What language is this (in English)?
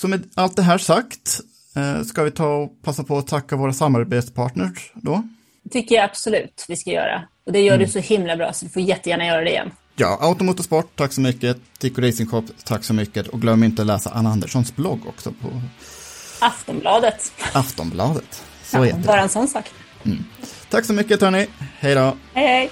Swedish